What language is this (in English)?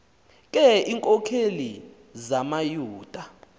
Xhosa